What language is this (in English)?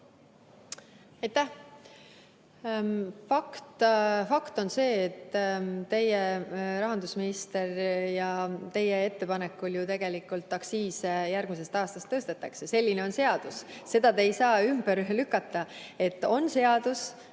Estonian